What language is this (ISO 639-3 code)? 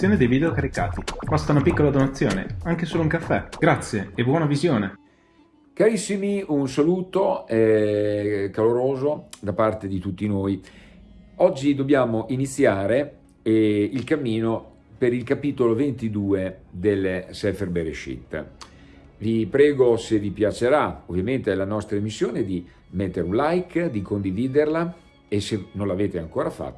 ita